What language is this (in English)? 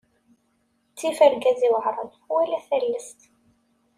Kabyle